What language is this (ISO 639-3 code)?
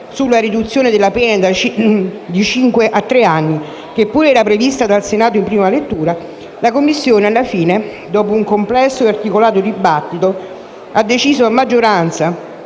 ita